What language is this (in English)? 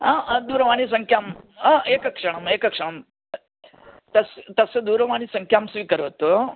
Sanskrit